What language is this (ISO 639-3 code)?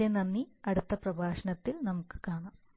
mal